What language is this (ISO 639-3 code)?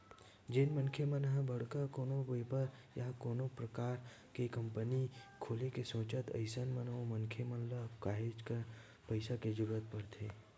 hne